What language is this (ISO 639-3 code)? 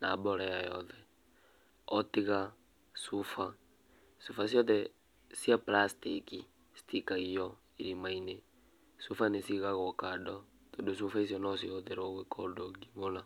kik